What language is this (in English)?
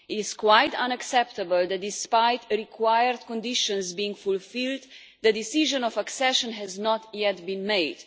English